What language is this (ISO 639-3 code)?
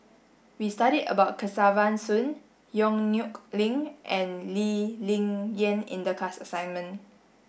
eng